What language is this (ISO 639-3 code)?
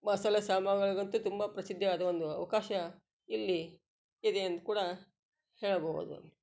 kan